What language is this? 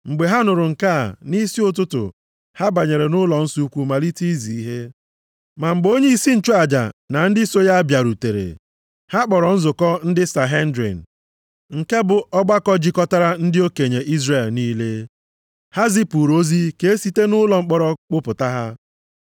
Igbo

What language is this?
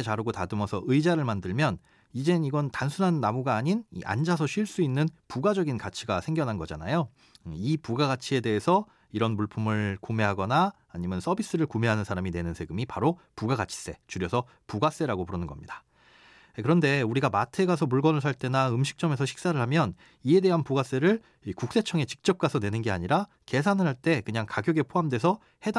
Korean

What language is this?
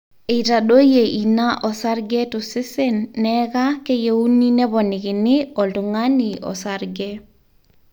Masai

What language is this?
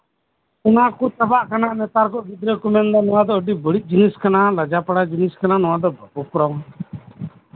Santali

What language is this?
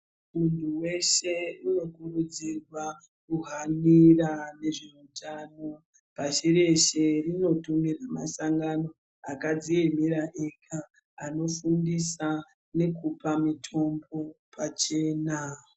Ndau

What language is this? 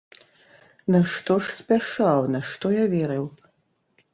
Belarusian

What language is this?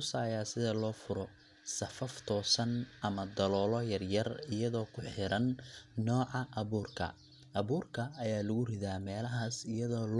Somali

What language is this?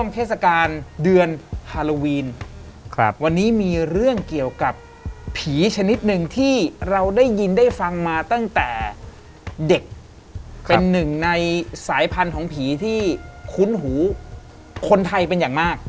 Thai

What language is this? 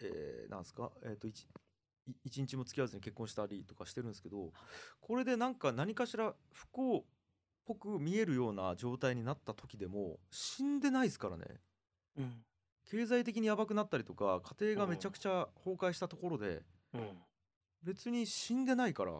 Japanese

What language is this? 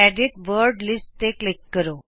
Punjabi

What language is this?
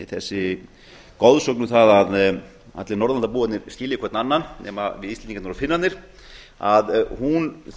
Icelandic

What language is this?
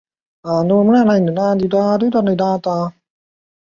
Chinese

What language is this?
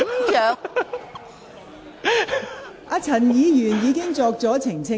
Cantonese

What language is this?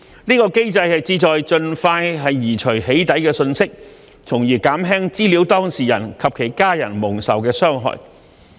Cantonese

